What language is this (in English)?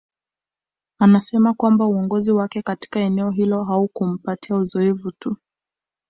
Swahili